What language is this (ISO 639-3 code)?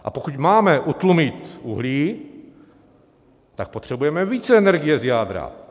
ces